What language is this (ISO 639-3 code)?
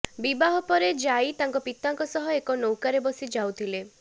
ori